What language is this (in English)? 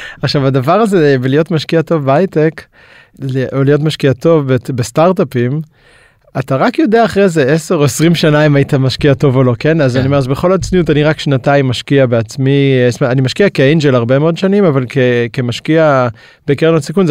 Hebrew